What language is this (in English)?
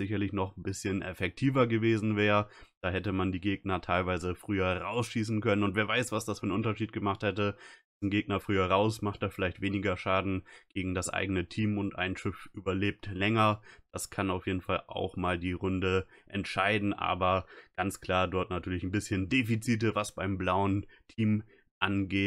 German